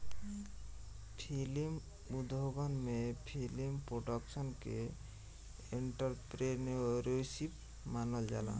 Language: Bhojpuri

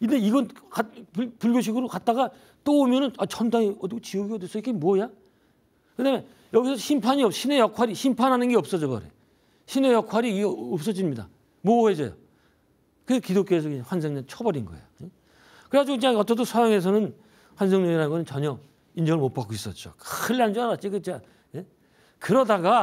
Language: Korean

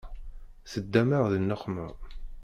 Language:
Kabyle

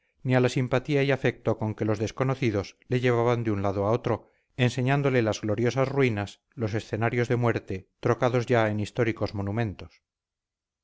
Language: Spanish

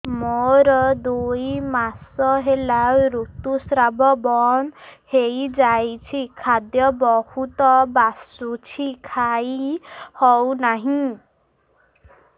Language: Odia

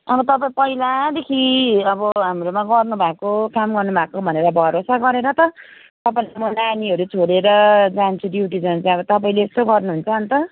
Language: Nepali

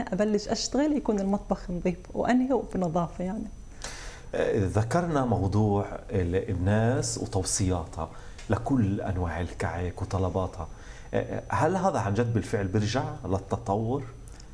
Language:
Arabic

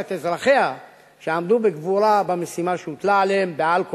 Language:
Hebrew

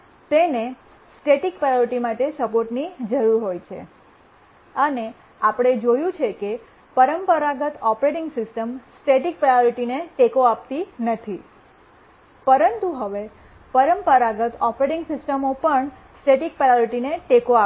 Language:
Gujarati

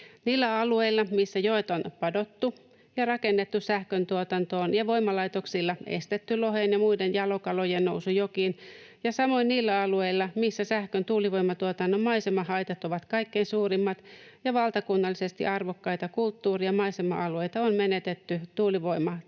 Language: Finnish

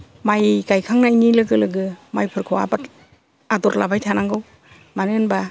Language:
Bodo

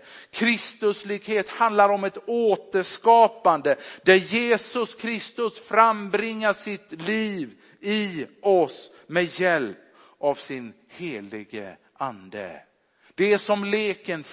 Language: Swedish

